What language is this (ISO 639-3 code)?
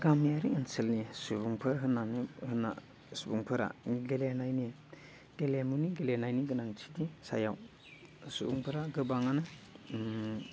brx